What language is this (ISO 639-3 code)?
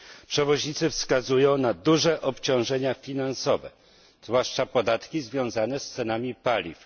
pol